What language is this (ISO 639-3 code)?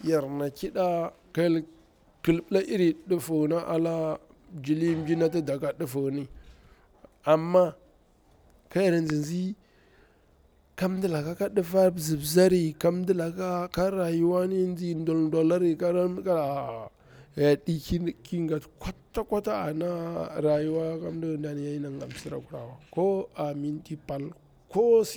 bwr